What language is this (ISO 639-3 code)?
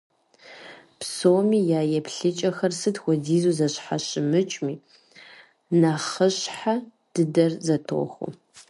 kbd